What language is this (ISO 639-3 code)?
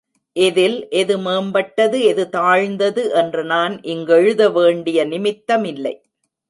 tam